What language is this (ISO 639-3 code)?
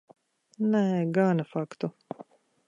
lav